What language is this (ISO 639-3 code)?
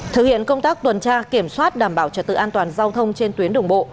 vie